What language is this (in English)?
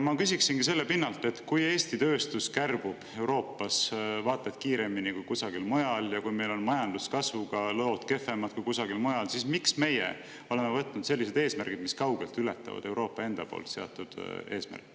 Estonian